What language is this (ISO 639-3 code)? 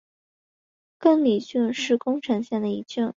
zho